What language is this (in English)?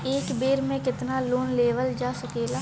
Bhojpuri